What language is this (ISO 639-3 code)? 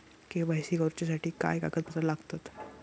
mar